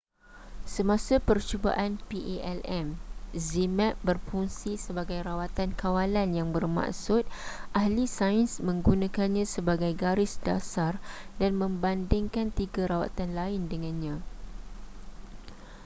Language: Malay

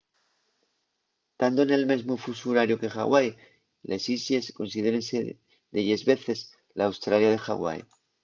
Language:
Asturian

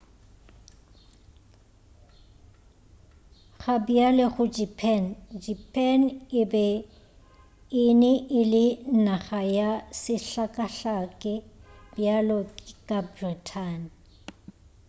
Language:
Northern Sotho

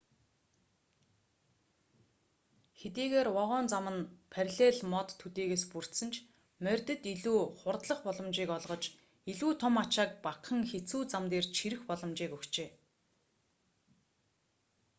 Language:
Mongolian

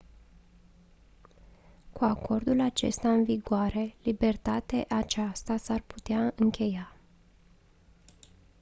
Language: Romanian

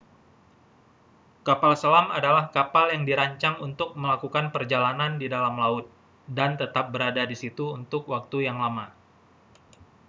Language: Indonesian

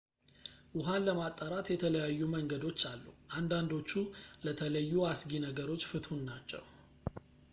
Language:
Amharic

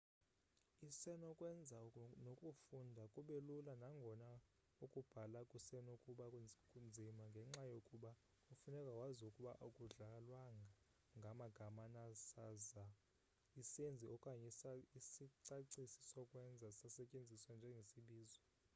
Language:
Xhosa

